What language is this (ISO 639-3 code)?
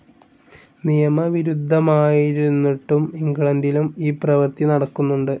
mal